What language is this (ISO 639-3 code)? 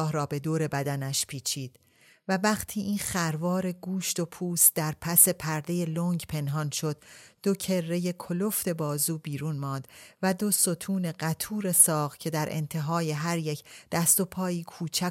fas